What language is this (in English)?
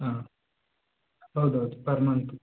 Kannada